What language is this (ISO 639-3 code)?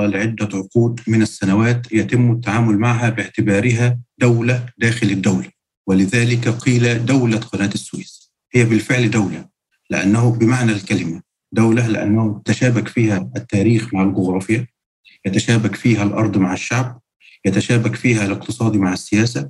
ara